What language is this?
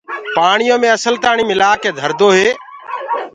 Gurgula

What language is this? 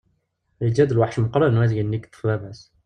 Kabyle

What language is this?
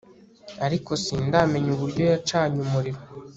Kinyarwanda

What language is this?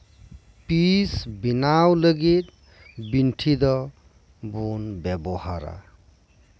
Santali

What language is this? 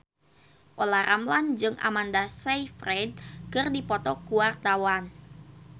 Sundanese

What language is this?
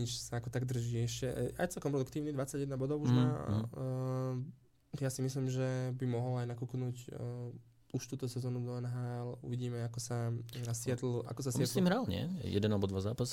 Slovak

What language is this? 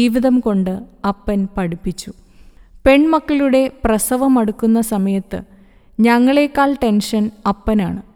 Malayalam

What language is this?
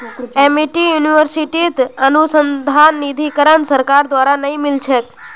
Magahi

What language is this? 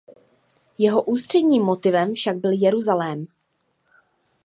Czech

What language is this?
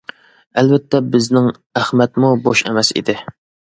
Uyghur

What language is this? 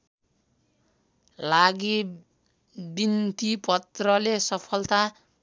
Nepali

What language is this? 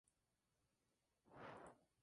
Spanish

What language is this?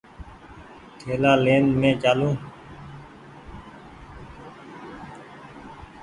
Goaria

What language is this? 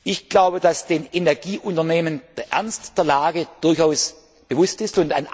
German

